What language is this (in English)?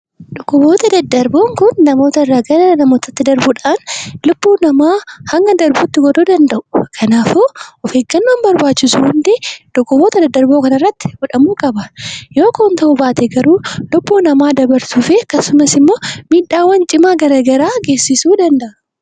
Oromo